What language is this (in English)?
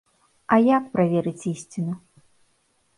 Belarusian